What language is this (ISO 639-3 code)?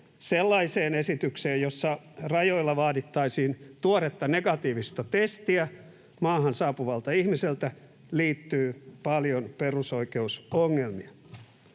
fin